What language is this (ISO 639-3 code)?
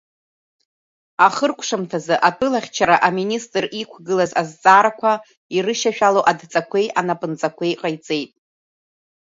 abk